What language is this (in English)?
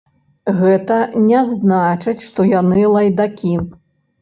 Belarusian